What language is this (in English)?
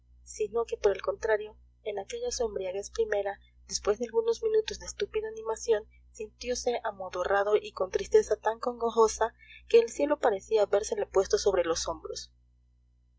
Spanish